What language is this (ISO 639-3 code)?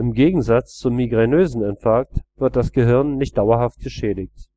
deu